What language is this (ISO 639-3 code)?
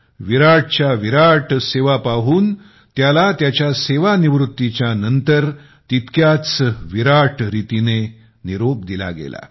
mar